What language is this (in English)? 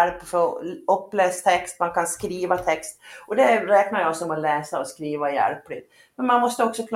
Swedish